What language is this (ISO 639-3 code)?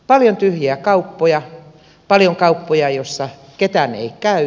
fin